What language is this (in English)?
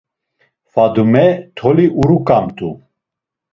Laz